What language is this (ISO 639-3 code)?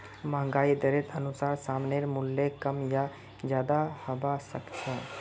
mag